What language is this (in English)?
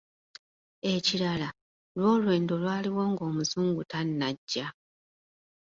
Ganda